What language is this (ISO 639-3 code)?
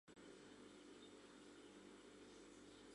chm